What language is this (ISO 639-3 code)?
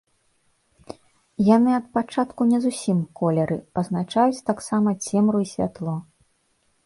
bel